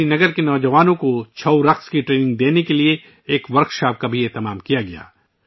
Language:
Urdu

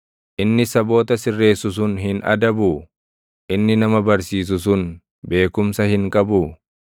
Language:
Oromo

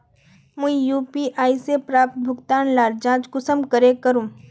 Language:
Magahi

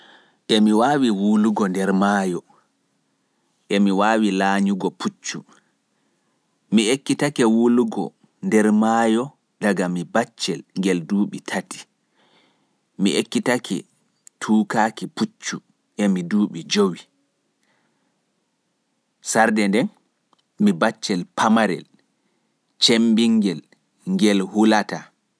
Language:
Pular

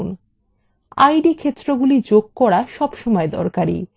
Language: Bangla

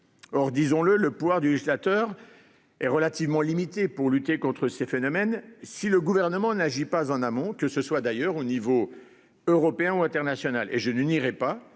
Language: French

